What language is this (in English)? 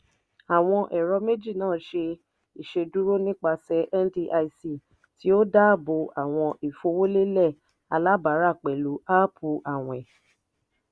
Yoruba